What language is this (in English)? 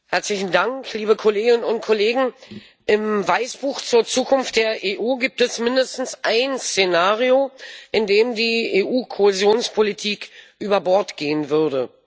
German